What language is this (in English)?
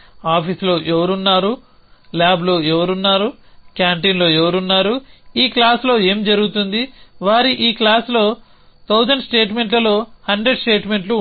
Telugu